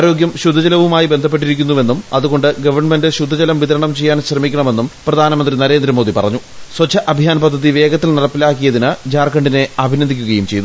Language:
Malayalam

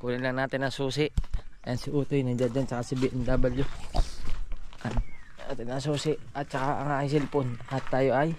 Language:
Filipino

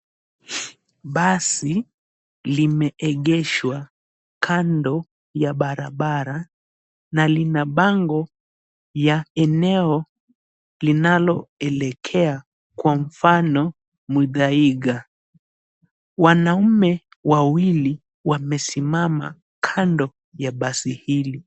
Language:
Swahili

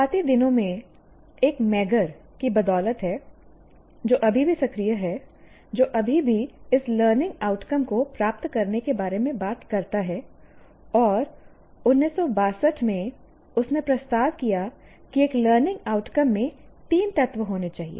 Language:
Hindi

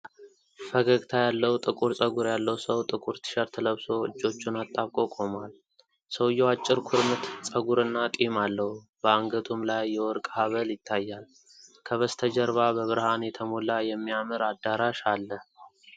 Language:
Amharic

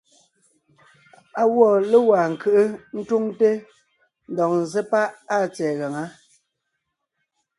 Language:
Ngiemboon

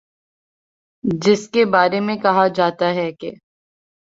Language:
Urdu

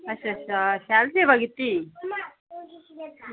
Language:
Dogri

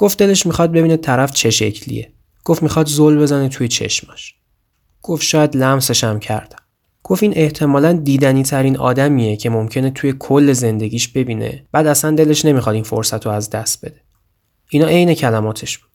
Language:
Persian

